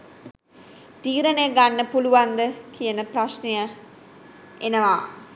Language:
Sinhala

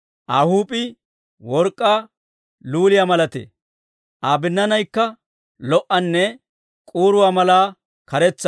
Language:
Dawro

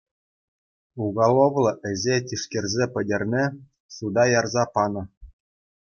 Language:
Chuvash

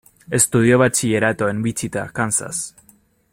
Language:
Spanish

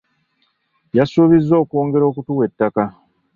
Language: Ganda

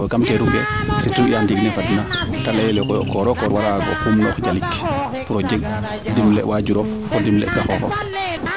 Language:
Serer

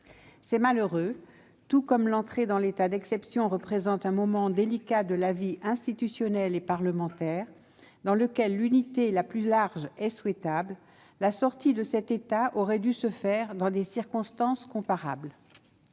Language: French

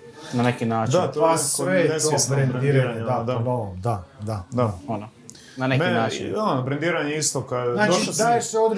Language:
Croatian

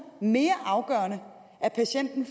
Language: Danish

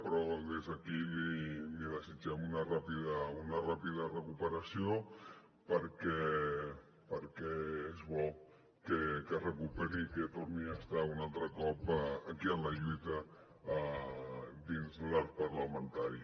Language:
Catalan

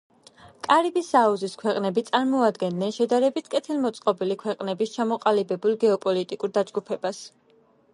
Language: Georgian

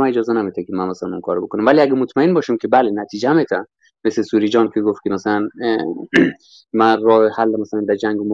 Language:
Persian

